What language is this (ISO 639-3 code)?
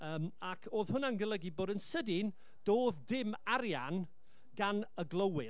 cym